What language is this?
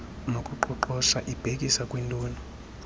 Xhosa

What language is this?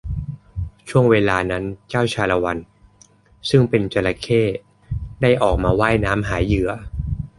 Thai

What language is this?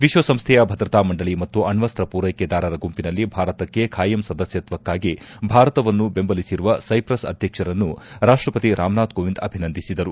Kannada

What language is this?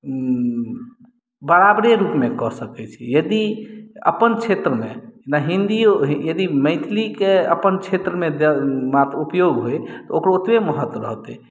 Maithili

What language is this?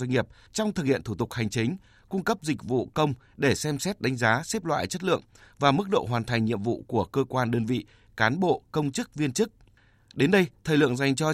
Vietnamese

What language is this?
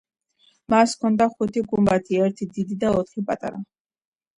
Georgian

